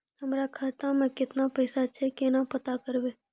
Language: Maithili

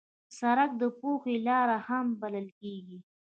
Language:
Pashto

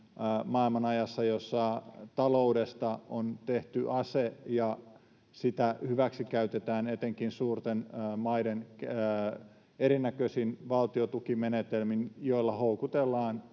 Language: Finnish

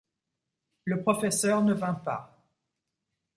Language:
French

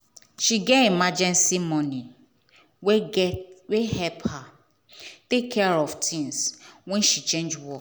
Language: Nigerian Pidgin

